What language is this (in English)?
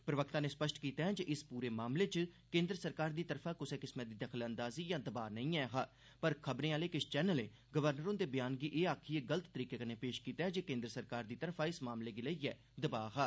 Dogri